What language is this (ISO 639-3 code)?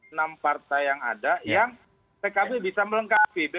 ind